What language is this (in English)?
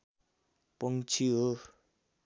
Nepali